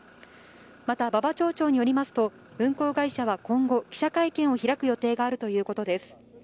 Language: Japanese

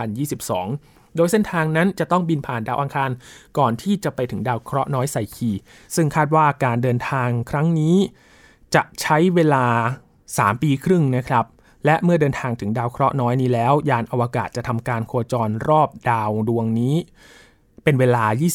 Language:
Thai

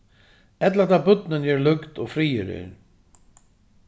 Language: Faroese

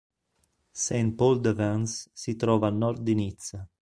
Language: Italian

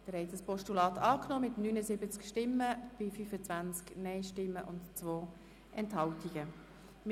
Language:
Swiss German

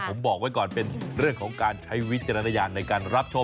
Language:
Thai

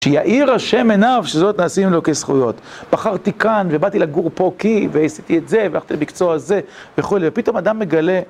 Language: Hebrew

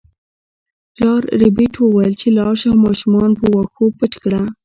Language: Pashto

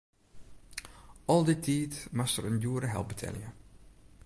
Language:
Western Frisian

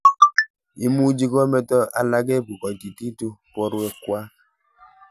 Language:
Kalenjin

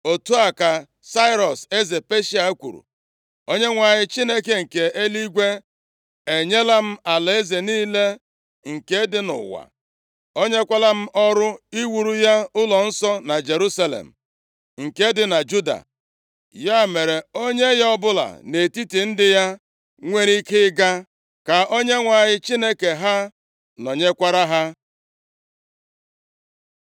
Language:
Igbo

